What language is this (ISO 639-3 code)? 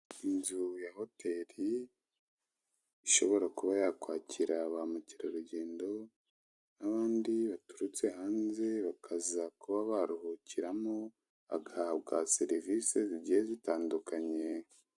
kin